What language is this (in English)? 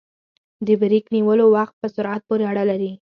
Pashto